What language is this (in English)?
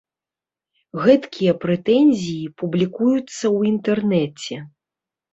Belarusian